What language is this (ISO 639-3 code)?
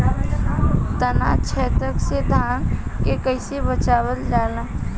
bho